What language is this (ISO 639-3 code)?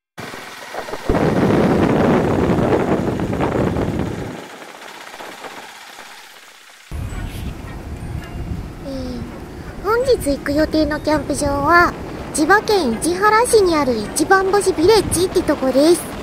jpn